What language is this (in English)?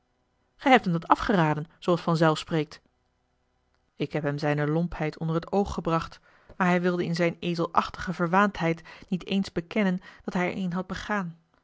Dutch